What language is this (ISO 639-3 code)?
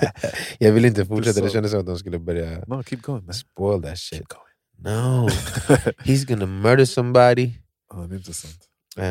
swe